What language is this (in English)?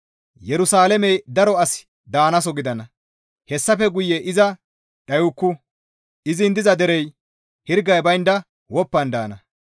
Gamo